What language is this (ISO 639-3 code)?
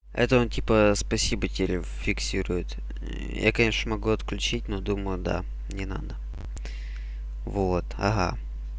rus